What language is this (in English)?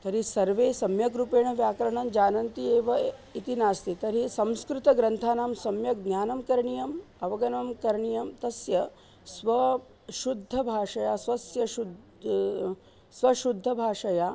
Sanskrit